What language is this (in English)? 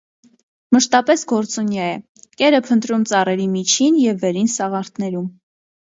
Armenian